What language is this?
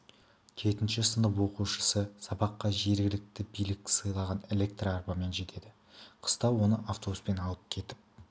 Kazakh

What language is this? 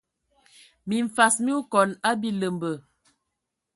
Ewondo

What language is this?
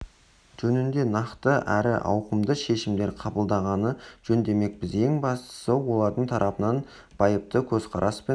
Kazakh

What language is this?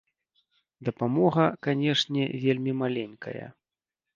Belarusian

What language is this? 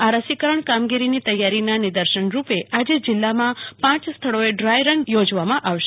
Gujarati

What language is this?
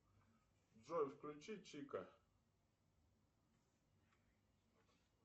Russian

